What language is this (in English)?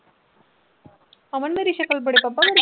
Punjabi